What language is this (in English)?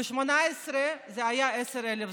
Hebrew